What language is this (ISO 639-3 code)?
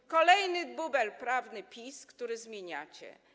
pol